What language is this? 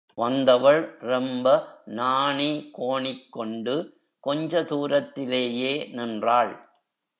Tamil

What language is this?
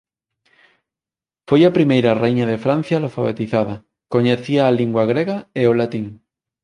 Galician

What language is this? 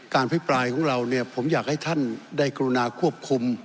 Thai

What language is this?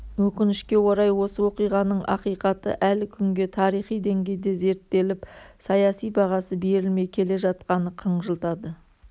Kazakh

